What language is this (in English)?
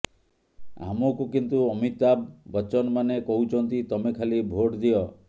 Odia